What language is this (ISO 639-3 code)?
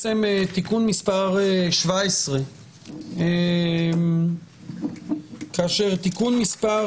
heb